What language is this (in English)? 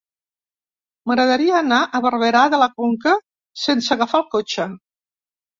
Catalan